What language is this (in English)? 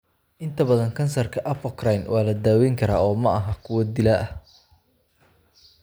Somali